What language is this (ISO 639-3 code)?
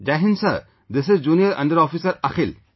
eng